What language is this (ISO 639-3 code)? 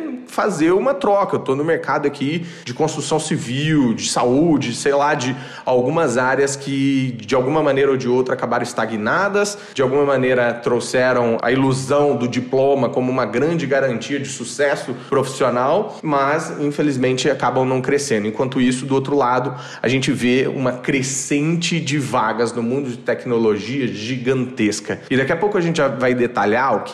por